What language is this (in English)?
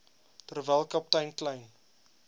Afrikaans